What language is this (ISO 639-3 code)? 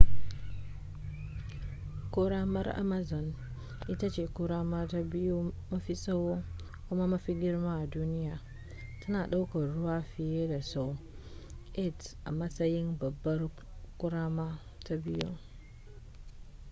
hau